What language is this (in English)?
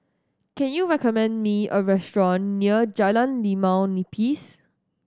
English